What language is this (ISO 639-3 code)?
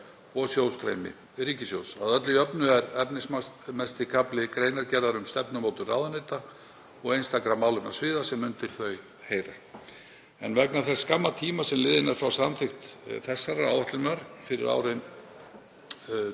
isl